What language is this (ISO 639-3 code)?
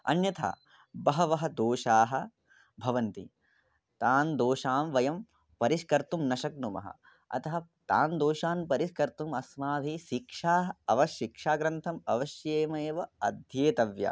san